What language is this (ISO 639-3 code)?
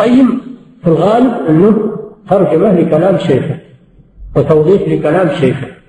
ara